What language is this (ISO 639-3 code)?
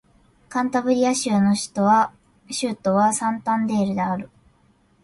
jpn